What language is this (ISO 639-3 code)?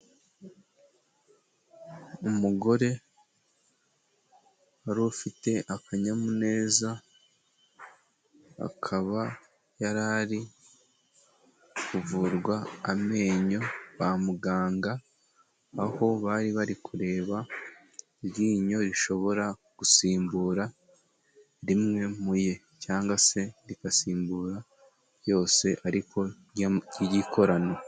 kin